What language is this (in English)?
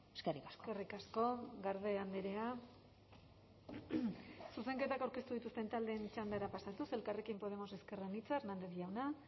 Basque